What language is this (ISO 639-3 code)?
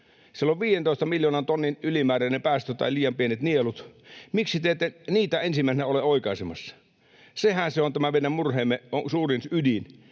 fin